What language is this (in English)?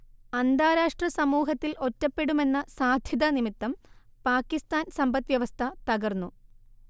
Malayalam